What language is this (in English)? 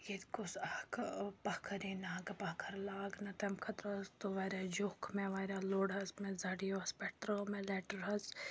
Kashmiri